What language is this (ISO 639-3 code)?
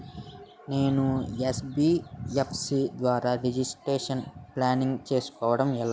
tel